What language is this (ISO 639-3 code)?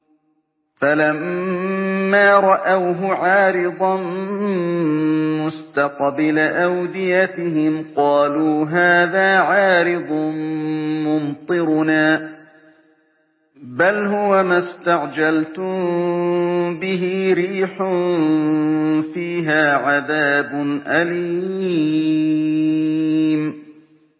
ara